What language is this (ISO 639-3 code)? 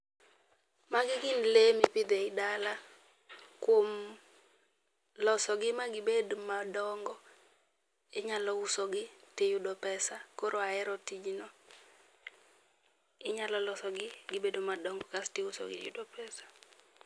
luo